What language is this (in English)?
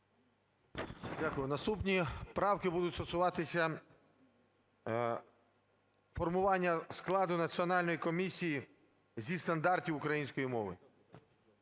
Ukrainian